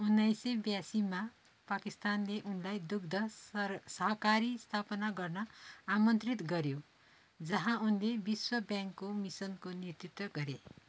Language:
Nepali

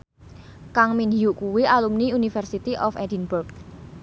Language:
Javanese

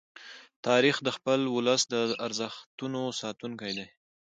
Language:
Pashto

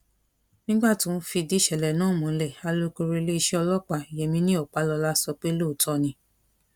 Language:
Yoruba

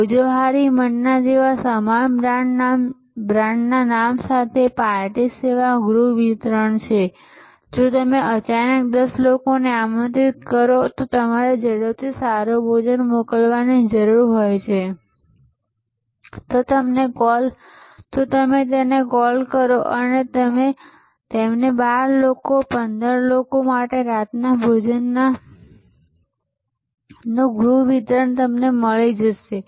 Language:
Gujarati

